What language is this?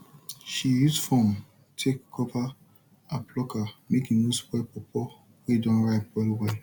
Nigerian Pidgin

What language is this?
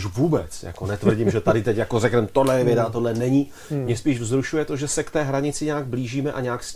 Czech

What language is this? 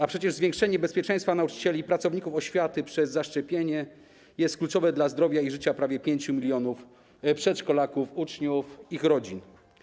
Polish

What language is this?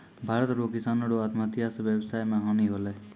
Maithili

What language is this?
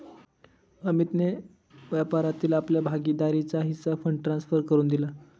Marathi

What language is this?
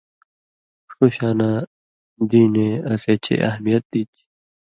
Indus Kohistani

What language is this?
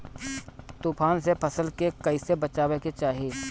Bhojpuri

